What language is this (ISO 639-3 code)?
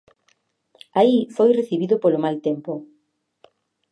glg